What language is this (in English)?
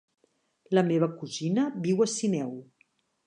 Catalan